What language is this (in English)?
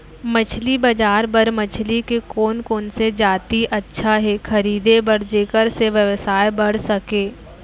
Chhattisgarhi